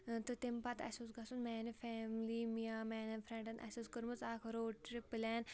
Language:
Kashmiri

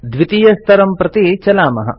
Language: Sanskrit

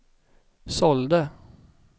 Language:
Swedish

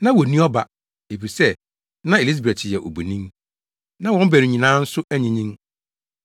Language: Akan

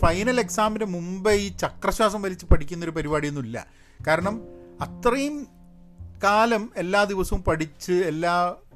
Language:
Malayalam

